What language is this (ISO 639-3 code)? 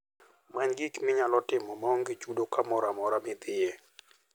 luo